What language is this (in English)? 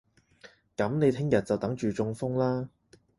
Cantonese